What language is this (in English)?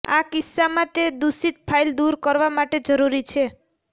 Gujarati